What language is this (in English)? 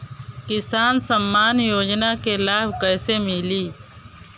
Bhojpuri